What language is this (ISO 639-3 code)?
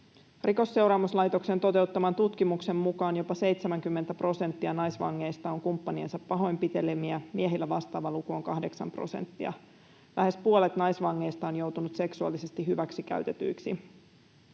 fin